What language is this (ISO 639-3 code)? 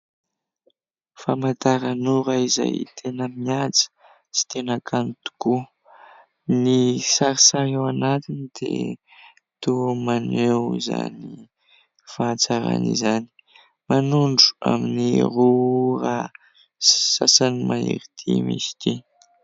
mlg